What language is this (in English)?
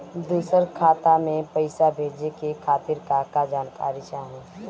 Bhojpuri